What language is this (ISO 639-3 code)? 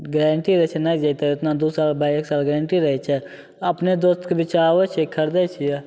mai